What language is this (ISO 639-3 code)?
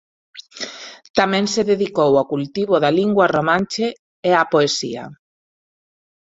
glg